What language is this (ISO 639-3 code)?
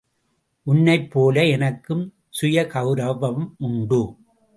tam